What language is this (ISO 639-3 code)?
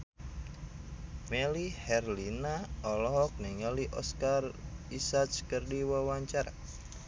sun